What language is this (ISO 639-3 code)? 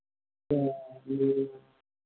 sat